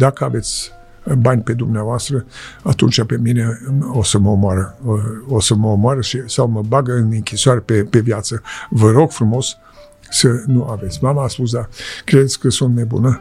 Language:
Romanian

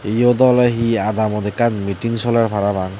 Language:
Chakma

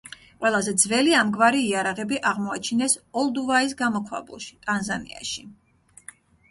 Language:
Georgian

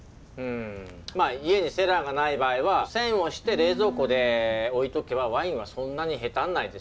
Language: Japanese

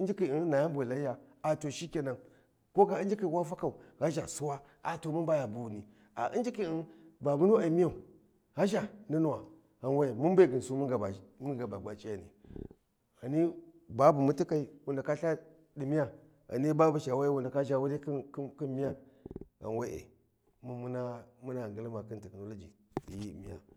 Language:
Warji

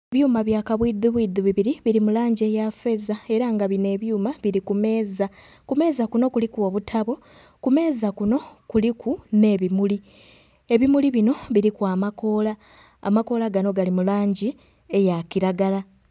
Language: Soga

